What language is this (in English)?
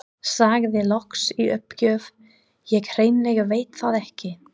Icelandic